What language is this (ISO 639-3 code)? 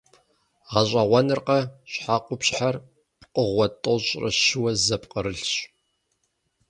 kbd